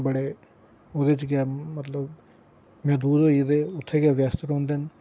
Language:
Dogri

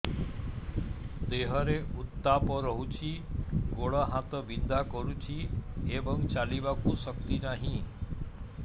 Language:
Odia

